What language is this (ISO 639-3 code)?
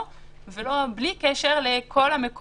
heb